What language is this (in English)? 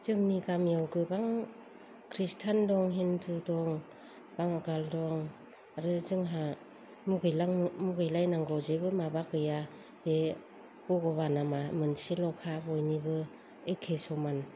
Bodo